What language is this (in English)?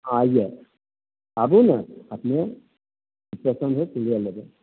Maithili